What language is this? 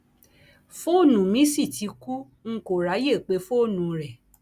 Yoruba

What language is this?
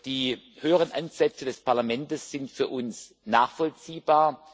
German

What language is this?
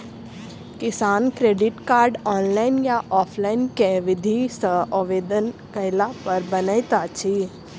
Maithili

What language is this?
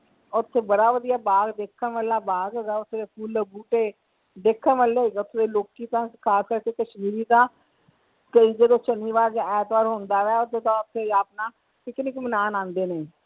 Punjabi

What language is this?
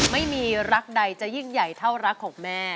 Thai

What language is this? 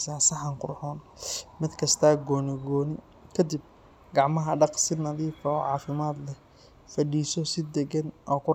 Somali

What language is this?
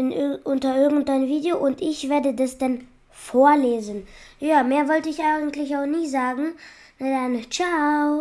German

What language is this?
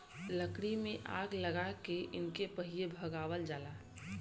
Bhojpuri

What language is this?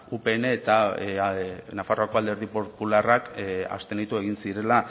Basque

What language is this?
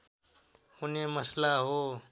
Nepali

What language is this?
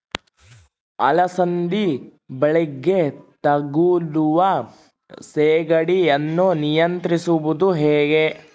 Kannada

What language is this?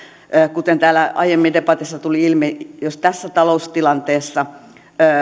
Finnish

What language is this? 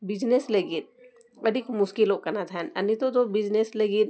Santali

